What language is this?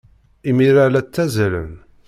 Kabyle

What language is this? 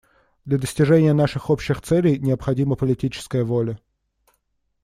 Russian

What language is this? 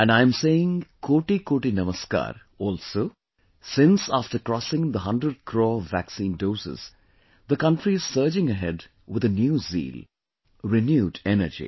English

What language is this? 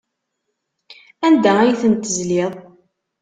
Kabyle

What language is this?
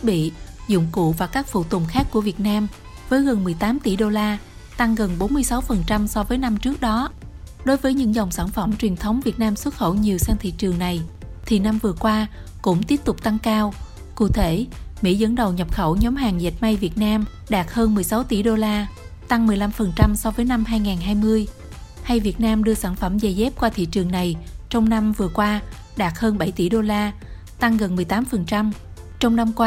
Vietnamese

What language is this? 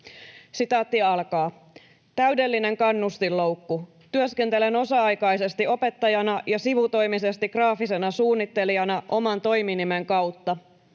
Finnish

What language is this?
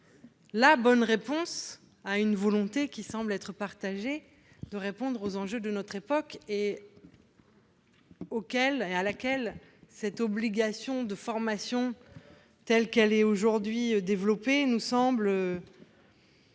French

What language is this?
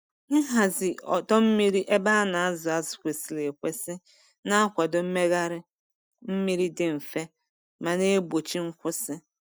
Igbo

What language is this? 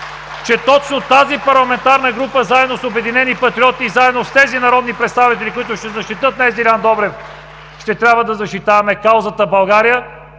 Bulgarian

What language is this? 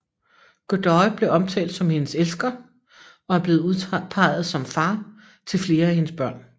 Danish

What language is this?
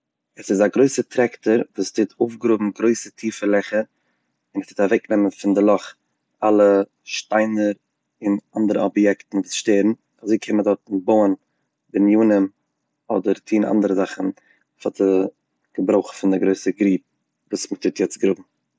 Yiddish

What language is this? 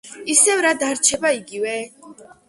Georgian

